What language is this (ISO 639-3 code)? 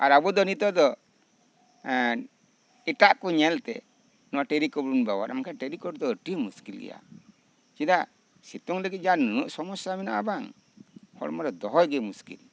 sat